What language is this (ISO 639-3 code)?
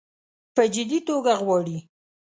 pus